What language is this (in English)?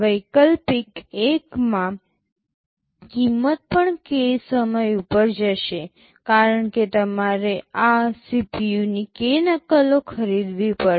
Gujarati